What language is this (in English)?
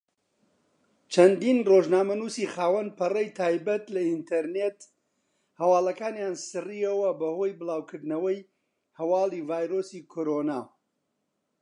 Central Kurdish